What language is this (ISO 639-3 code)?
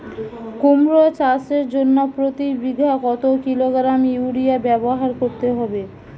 ben